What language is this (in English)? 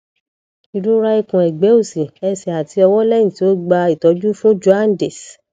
Yoruba